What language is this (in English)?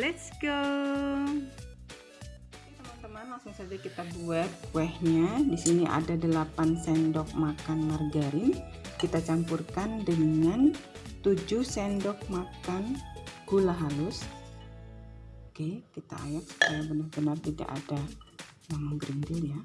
Indonesian